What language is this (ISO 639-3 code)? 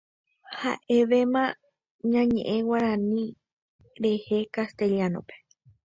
grn